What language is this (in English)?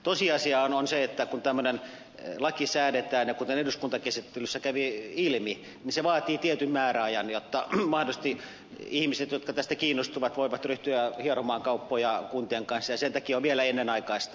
Finnish